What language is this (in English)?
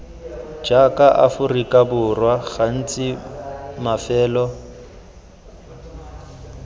Tswana